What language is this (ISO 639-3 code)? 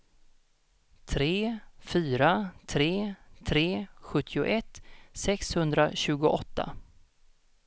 swe